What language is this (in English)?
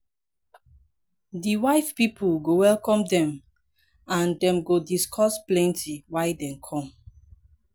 Nigerian Pidgin